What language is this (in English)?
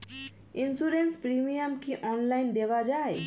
Bangla